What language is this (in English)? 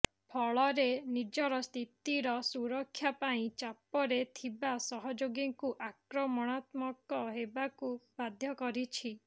Odia